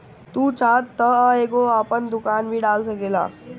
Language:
Bhojpuri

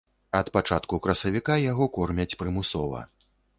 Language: Belarusian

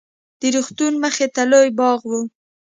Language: Pashto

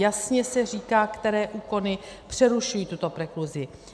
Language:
Czech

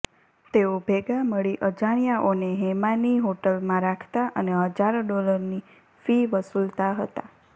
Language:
Gujarati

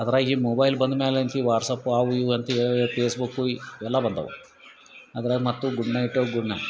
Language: Kannada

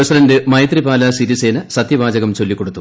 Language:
Malayalam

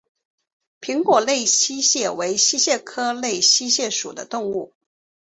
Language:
Chinese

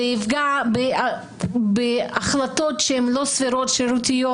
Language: Hebrew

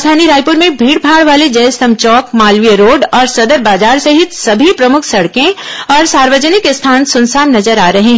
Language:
Hindi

